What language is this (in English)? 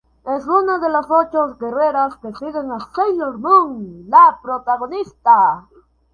Spanish